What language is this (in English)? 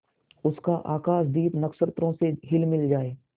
Hindi